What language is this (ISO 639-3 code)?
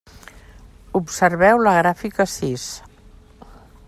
cat